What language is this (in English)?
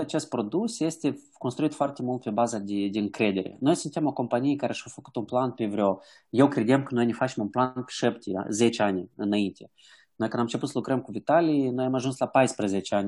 Romanian